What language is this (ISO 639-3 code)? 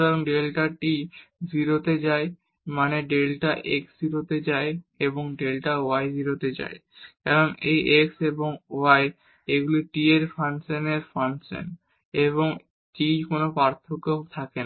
ben